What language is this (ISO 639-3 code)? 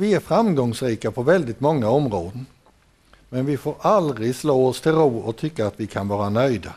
swe